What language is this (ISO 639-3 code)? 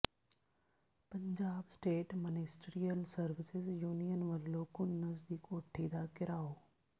pan